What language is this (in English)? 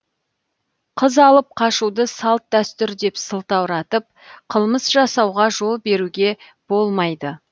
Kazakh